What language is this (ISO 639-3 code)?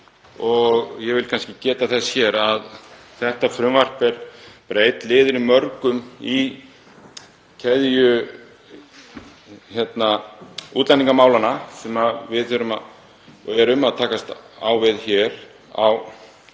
isl